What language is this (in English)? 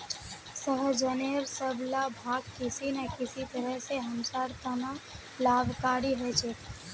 Magahi